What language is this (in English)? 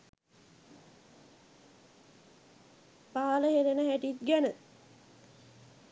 Sinhala